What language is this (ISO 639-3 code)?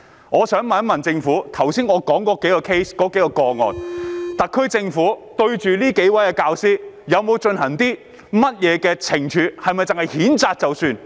yue